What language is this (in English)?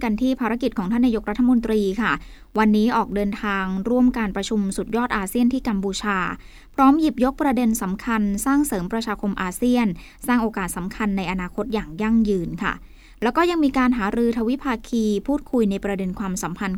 Thai